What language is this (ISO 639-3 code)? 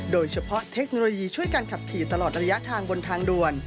tha